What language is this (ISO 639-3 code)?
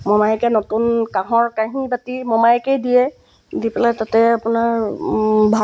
asm